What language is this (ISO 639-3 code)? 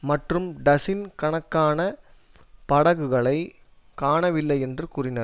tam